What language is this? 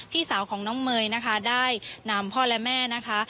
Thai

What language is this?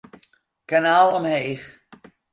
Western Frisian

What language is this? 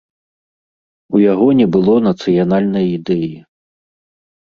Belarusian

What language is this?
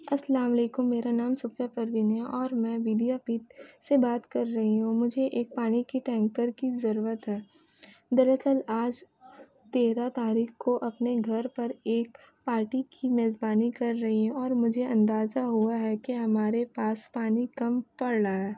Urdu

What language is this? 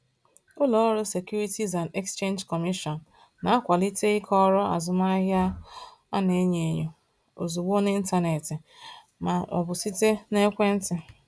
Igbo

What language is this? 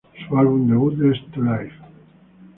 Spanish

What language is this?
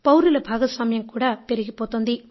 Telugu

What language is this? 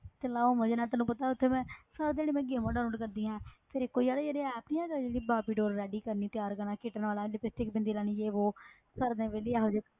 Punjabi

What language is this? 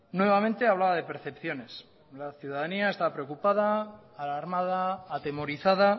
Spanish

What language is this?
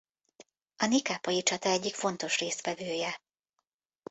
Hungarian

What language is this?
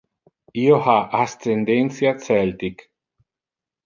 Interlingua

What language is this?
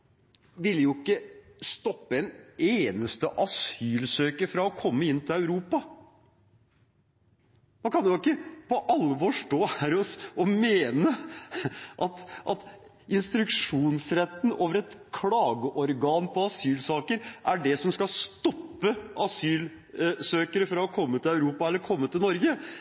Norwegian Bokmål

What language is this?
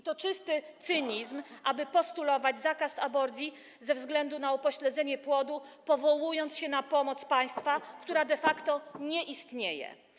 Polish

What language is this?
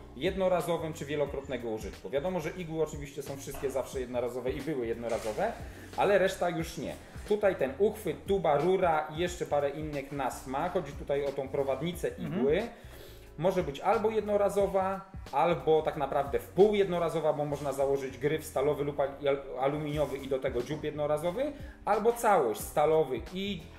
Polish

